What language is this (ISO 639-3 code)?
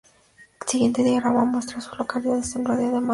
spa